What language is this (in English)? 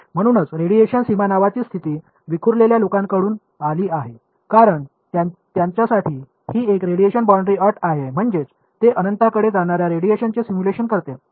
Marathi